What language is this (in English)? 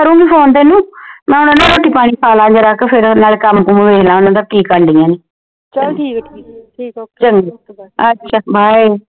Punjabi